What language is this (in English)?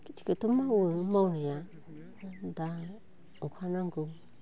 Bodo